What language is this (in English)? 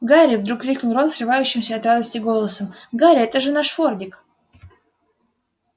Russian